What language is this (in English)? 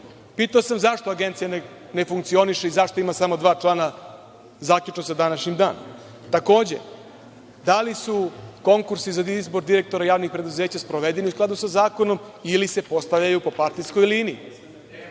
Serbian